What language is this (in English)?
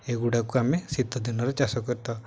Odia